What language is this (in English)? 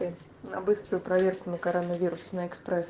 Russian